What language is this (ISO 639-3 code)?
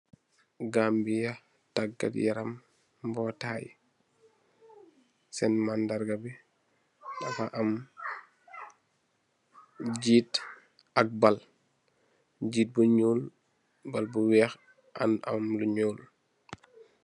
wol